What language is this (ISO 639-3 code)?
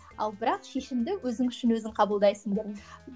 kaz